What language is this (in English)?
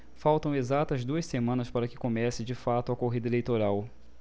Portuguese